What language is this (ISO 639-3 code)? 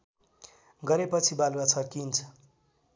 nep